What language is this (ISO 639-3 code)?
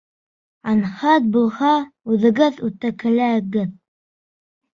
bak